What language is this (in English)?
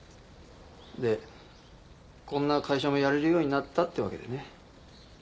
Japanese